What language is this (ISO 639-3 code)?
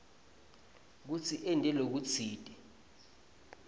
ssw